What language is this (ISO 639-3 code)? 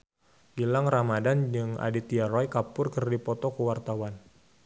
sun